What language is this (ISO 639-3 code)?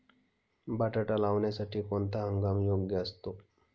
mar